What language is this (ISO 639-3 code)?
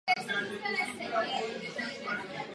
ces